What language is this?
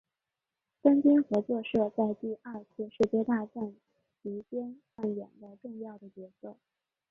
Chinese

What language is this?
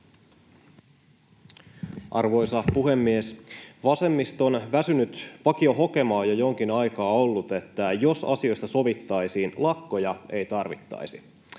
Finnish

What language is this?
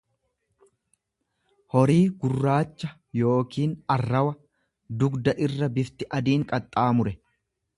Oromo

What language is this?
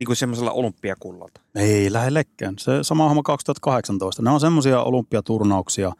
Finnish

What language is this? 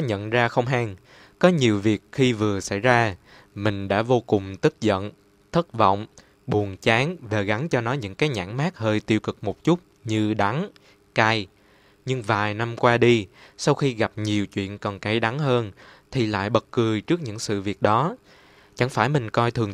Vietnamese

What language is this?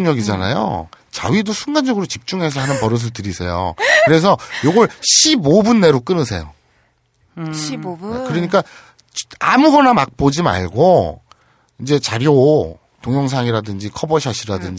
Korean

